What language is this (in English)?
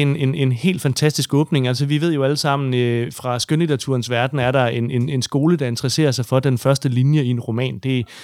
Danish